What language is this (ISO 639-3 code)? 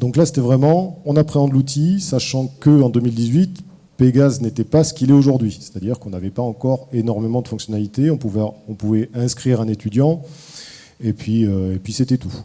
fra